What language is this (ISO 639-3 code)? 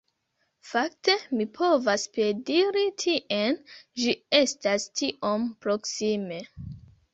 epo